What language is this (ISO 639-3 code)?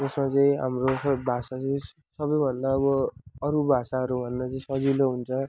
nep